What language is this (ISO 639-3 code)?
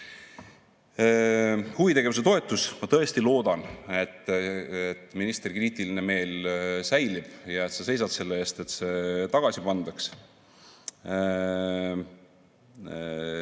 est